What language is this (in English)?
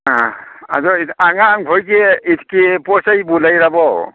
Manipuri